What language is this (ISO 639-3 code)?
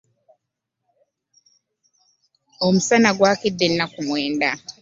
lug